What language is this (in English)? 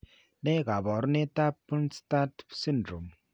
Kalenjin